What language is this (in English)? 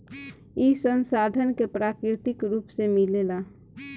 Bhojpuri